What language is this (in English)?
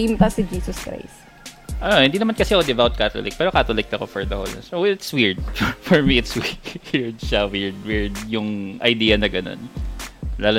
Filipino